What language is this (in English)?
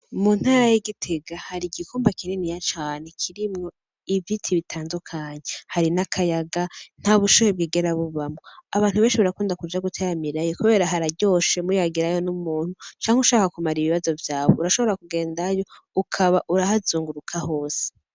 Rundi